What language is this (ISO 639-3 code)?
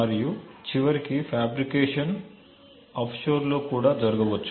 tel